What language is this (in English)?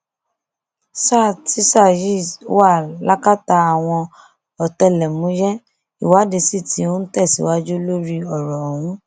Yoruba